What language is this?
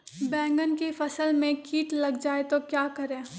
Magahi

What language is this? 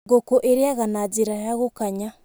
Kikuyu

